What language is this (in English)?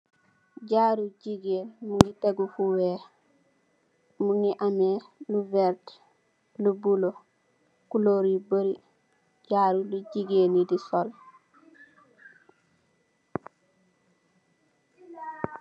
Wolof